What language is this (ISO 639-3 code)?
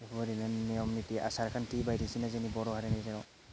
brx